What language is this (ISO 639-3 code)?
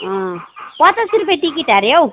nep